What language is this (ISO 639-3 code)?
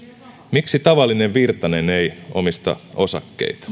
fin